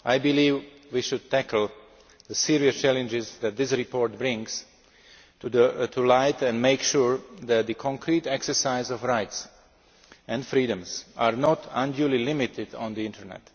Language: English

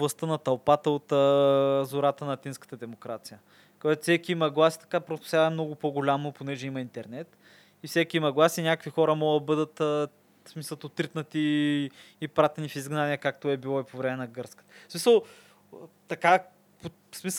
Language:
Bulgarian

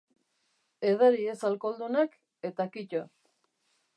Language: Basque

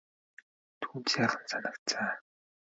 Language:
Mongolian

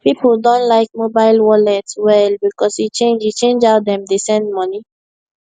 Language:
Nigerian Pidgin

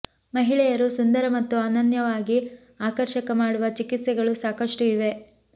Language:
Kannada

